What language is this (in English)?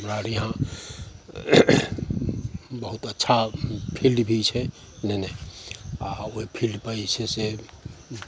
Maithili